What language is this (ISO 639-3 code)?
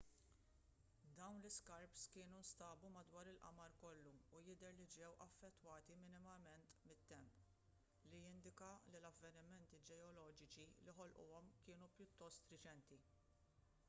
mlt